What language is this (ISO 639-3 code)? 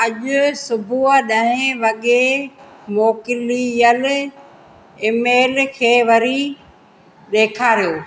snd